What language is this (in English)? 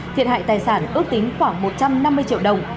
Vietnamese